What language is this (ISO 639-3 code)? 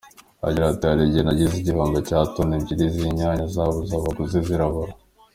kin